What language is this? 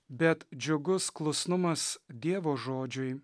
Lithuanian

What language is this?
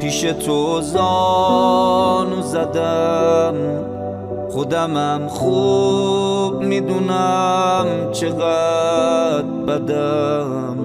Persian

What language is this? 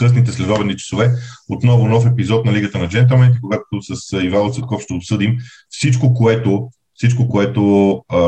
Bulgarian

